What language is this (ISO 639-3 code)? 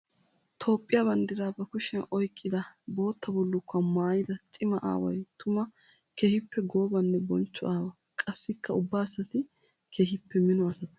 wal